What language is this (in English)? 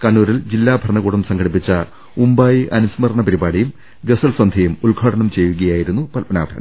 Malayalam